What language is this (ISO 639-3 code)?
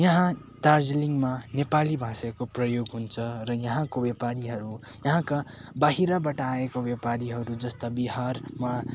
nep